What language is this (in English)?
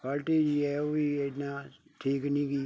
Punjabi